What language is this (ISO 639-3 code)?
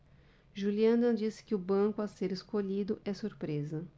por